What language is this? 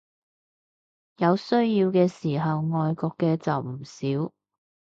Cantonese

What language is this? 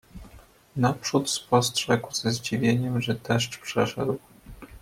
Polish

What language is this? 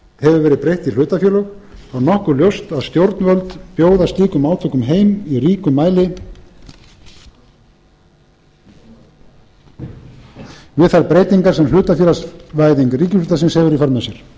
Icelandic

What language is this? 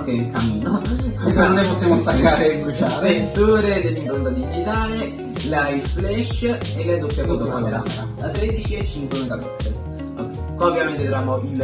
Italian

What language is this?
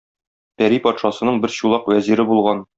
Tatar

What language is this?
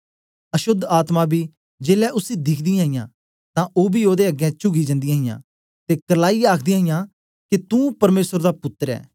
Dogri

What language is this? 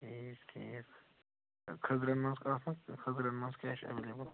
Kashmiri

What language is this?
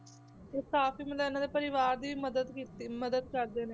Punjabi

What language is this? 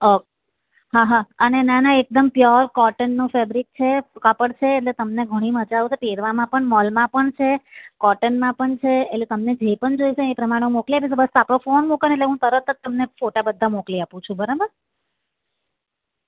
Gujarati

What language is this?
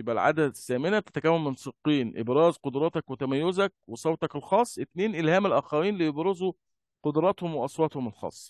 Arabic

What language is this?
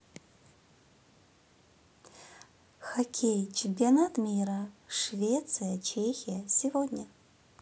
Russian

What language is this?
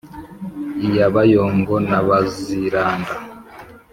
Kinyarwanda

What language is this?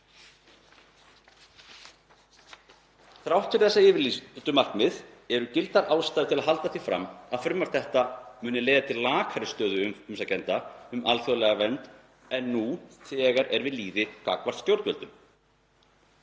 Icelandic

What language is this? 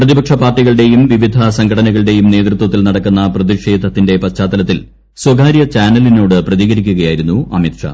Malayalam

